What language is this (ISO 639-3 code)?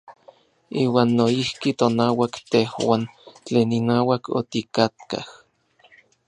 nlv